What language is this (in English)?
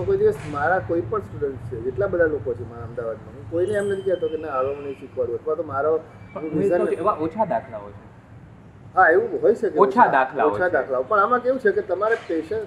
Gujarati